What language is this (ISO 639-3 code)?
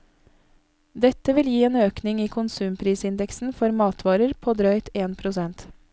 nor